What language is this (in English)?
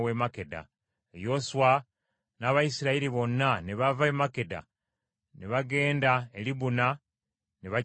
Ganda